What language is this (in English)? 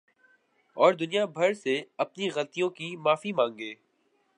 Urdu